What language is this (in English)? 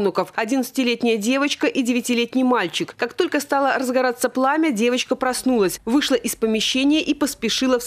Russian